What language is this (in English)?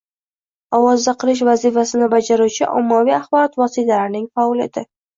Uzbek